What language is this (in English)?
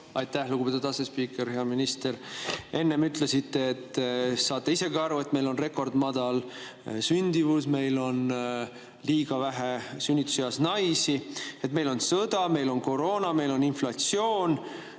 Estonian